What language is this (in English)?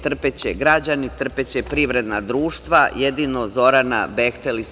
Serbian